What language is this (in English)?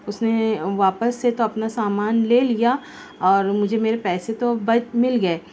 Urdu